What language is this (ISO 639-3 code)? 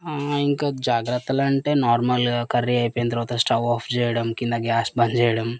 tel